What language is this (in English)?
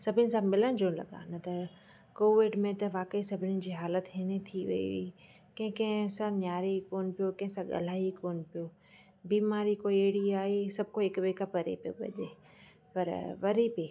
Sindhi